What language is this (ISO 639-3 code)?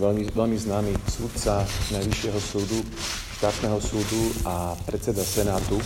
slk